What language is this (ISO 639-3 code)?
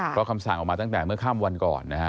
tha